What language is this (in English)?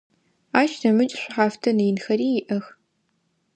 Adyghe